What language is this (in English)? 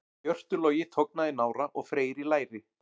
Icelandic